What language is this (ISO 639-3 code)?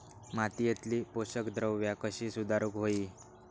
mar